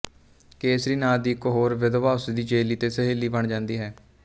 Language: Punjabi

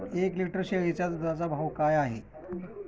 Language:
Marathi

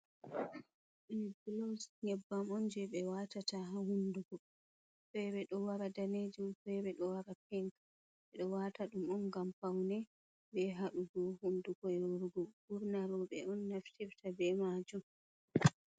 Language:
Fula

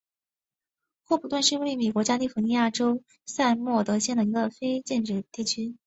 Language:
Chinese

